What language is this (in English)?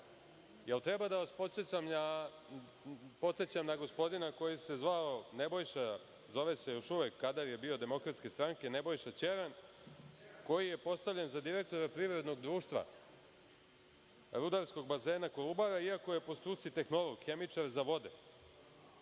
Serbian